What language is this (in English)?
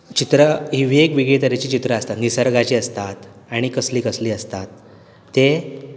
Konkani